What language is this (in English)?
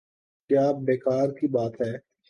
Urdu